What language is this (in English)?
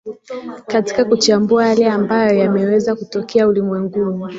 Swahili